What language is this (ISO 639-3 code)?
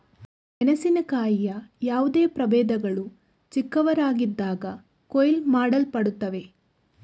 kan